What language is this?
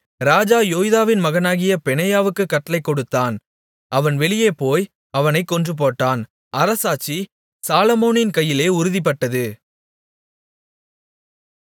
Tamil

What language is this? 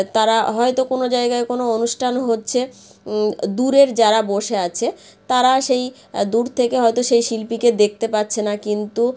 Bangla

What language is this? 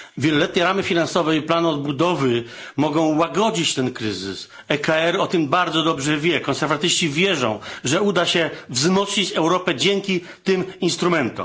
Polish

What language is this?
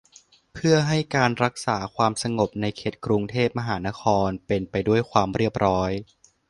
Thai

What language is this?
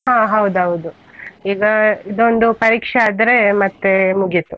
Kannada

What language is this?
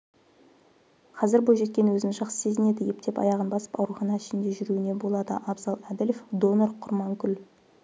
Kazakh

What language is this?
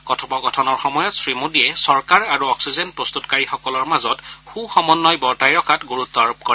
Assamese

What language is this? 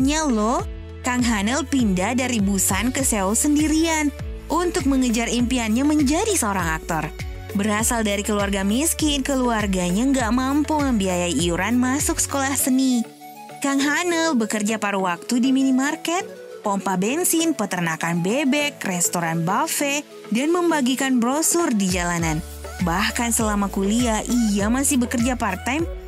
Indonesian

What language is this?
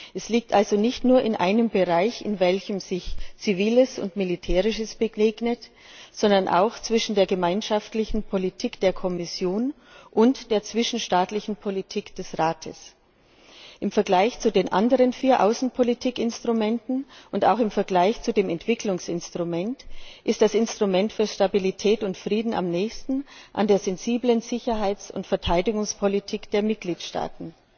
German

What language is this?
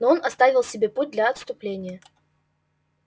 Russian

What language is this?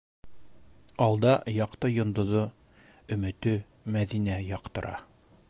Bashkir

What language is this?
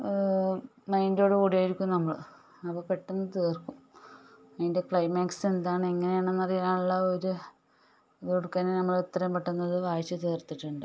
Malayalam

